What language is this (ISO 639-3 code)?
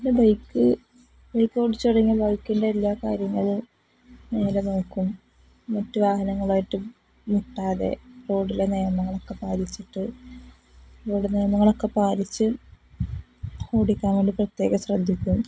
mal